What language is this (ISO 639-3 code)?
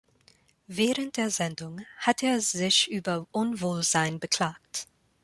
deu